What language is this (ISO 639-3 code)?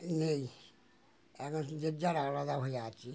ben